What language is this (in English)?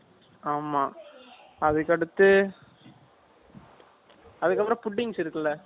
Tamil